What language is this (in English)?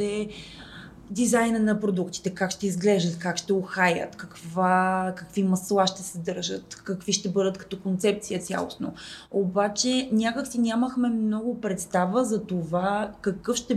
Bulgarian